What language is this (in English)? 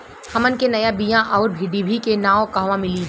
Bhojpuri